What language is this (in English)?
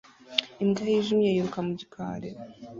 Kinyarwanda